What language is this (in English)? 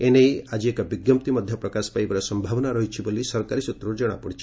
Odia